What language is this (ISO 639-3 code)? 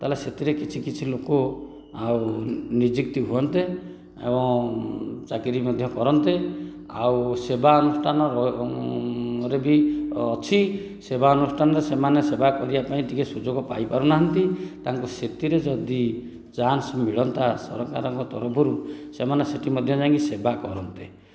ori